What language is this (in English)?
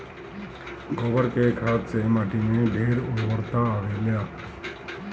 Bhojpuri